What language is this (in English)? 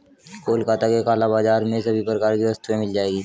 Hindi